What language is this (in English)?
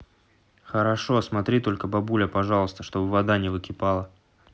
Russian